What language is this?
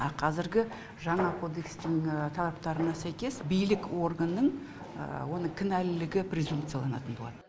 Kazakh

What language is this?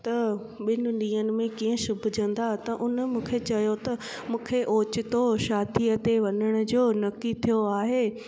Sindhi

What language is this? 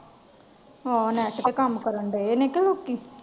Punjabi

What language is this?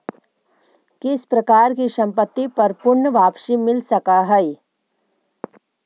Magahi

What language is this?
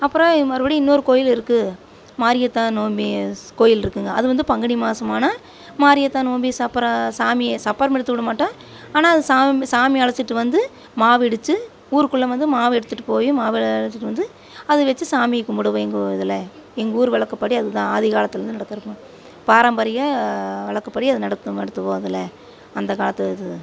Tamil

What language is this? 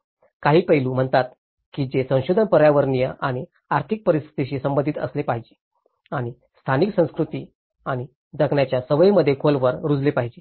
Marathi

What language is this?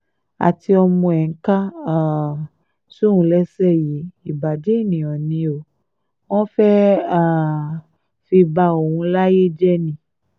Yoruba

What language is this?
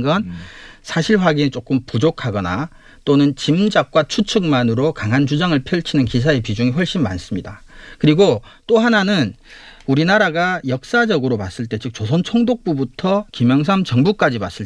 Korean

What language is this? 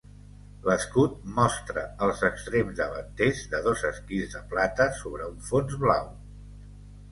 Catalan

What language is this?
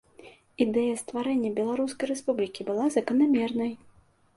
Belarusian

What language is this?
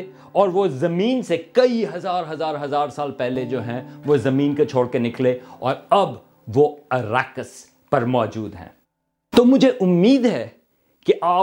Urdu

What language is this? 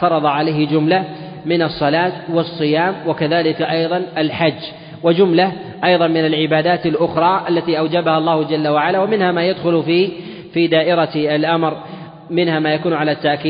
Arabic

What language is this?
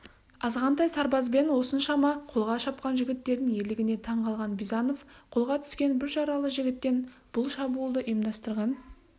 Kazakh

